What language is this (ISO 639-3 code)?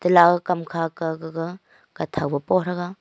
nnp